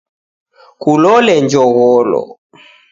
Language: Taita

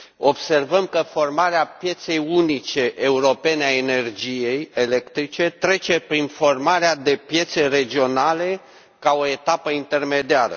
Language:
Romanian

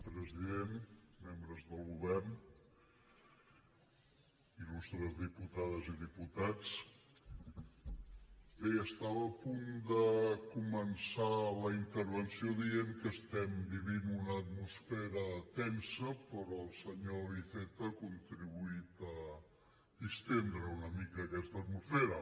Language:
Catalan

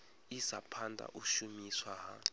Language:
Venda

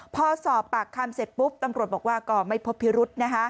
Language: Thai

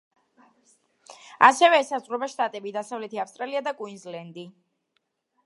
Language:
Georgian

